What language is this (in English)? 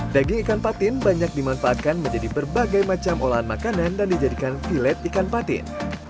Indonesian